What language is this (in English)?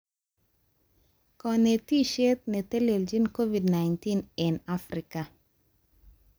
Kalenjin